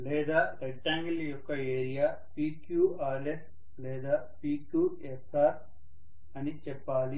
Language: Telugu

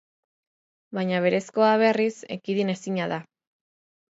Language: Basque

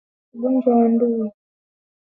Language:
Swahili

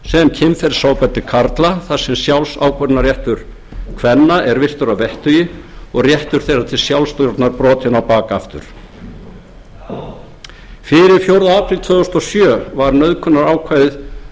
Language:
Icelandic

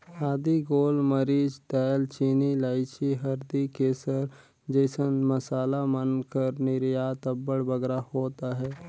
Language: Chhattisgarhi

